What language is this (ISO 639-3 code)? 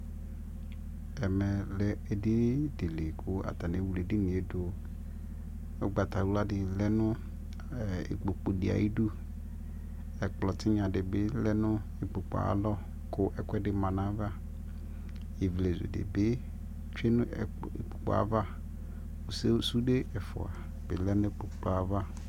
kpo